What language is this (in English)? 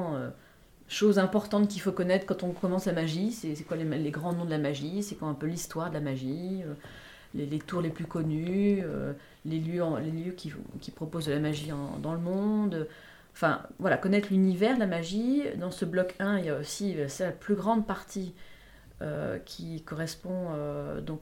French